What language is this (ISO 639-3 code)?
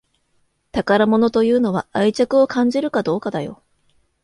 jpn